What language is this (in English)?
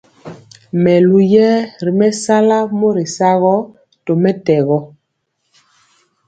Mpiemo